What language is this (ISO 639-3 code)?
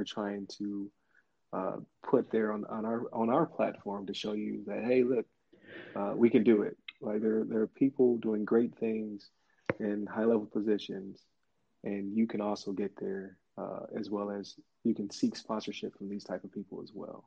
eng